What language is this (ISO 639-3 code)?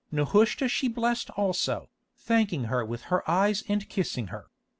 eng